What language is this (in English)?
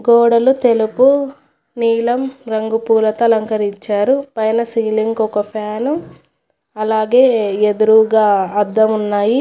Telugu